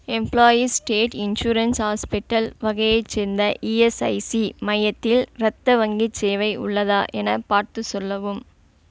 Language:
Tamil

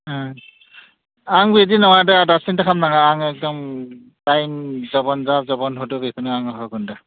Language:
Bodo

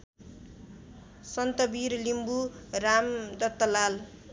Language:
Nepali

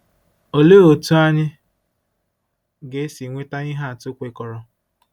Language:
Igbo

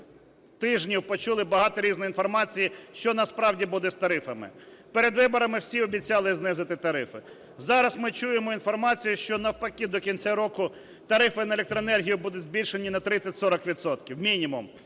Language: Ukrainian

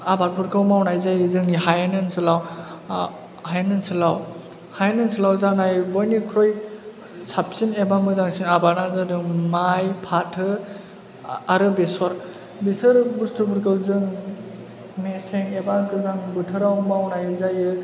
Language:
Bodo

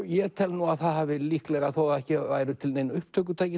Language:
Icelandic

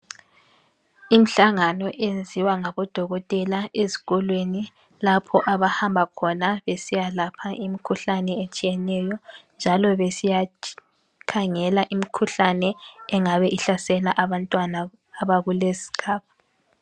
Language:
North Ndebele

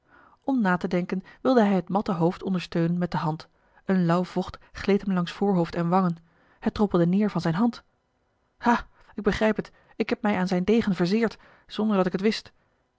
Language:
Dutch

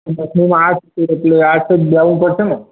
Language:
Gujarati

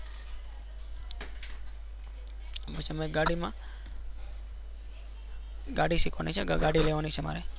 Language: Gujarati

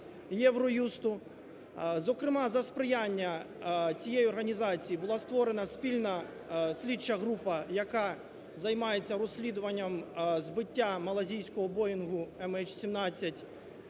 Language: Ukrainian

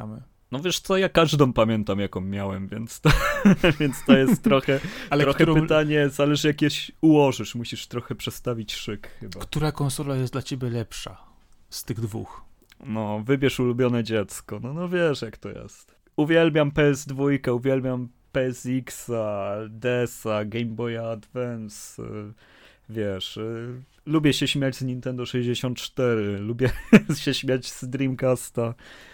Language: Polish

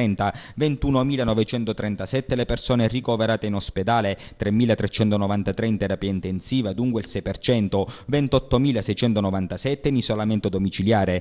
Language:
Italian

